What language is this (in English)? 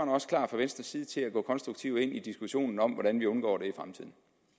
Danish